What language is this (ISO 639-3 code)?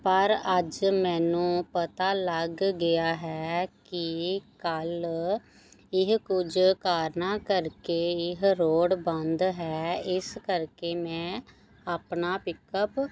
pan